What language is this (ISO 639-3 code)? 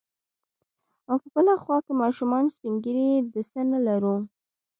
pus